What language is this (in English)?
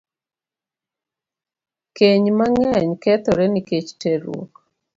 Luo (Kenya and Tanzania)